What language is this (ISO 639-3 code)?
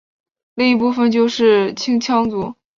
zho